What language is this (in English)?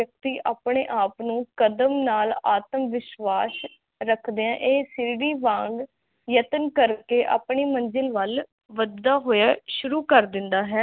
Punjabi